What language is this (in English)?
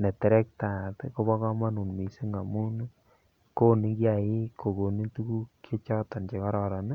Kalenjin